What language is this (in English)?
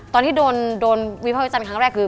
Thai